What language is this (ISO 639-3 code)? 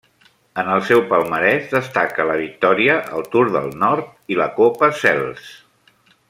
cat